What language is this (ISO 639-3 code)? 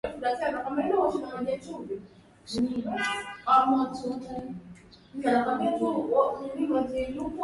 swa